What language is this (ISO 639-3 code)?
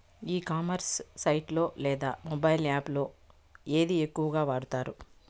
tel